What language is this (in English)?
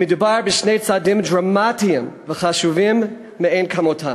Hebrew